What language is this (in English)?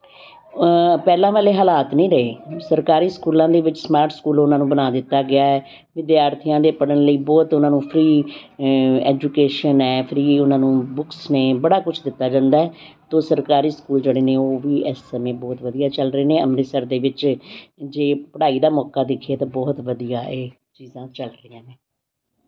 Punjabi